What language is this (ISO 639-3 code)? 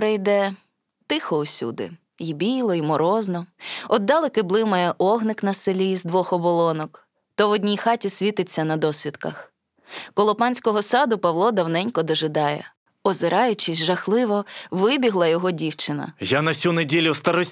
ukr